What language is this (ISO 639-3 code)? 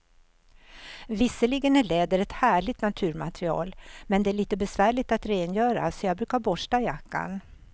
swe